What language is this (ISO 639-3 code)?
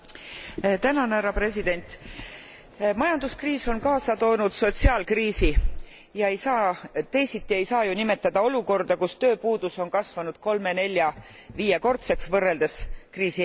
est